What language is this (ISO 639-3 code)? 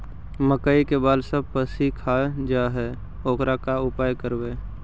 mag